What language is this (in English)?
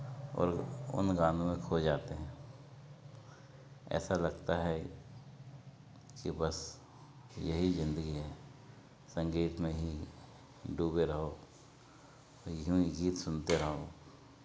Hindi